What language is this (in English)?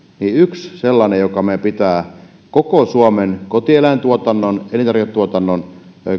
Finnish